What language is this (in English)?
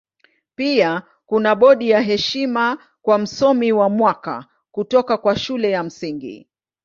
Swahili